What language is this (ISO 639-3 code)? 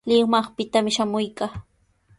qws